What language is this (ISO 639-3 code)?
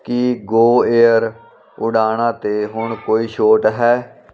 pan